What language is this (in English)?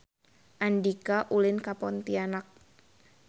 Sundanese